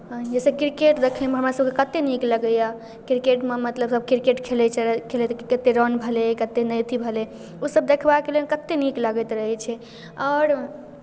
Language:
Maithili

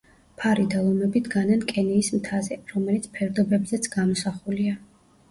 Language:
Georgian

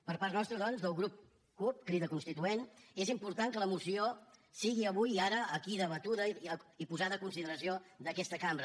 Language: Catalan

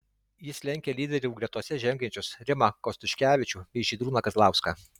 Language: Lithuanian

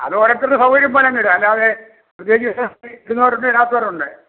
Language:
Malayalam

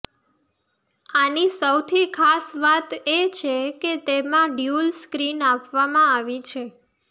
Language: Gujarati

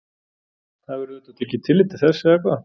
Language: Icelandic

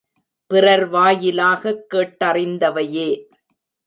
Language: Tamil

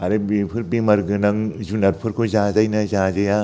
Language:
Bodo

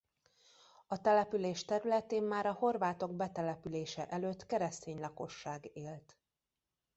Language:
Hungarian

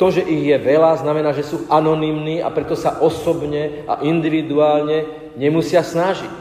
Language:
Slovak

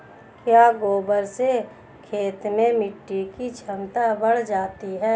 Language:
Hindi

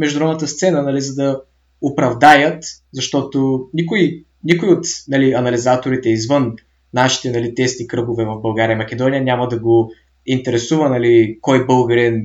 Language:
Bulgarian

